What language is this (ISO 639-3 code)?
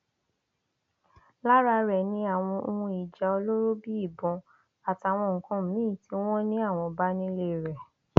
yor